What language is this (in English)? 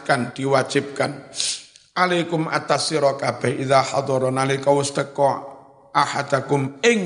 Indonesian